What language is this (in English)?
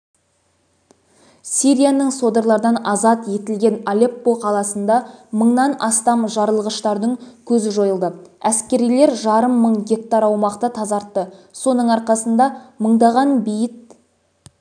Kazakh